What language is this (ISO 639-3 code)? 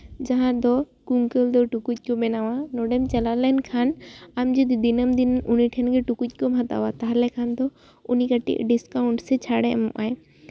sat